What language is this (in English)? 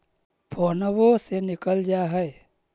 Magahi